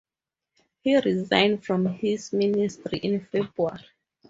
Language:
English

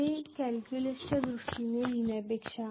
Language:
Marathi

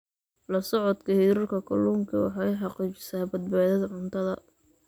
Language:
Somali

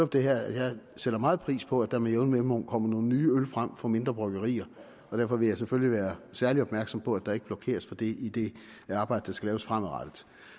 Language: Danish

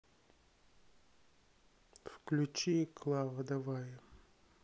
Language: Russian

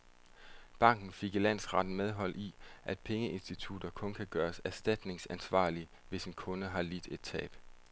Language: Danish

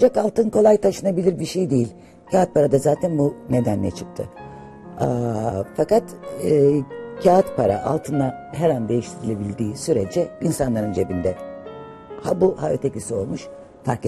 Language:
Turkish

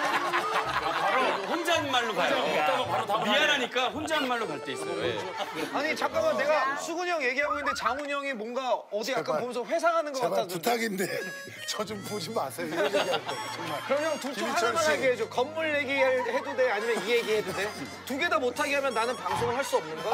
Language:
Korean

